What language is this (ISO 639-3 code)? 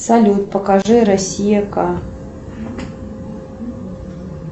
rus